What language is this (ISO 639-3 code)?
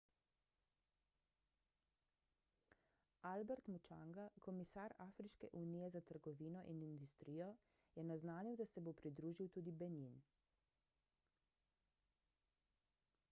slv